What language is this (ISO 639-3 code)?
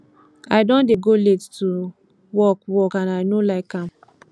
pcm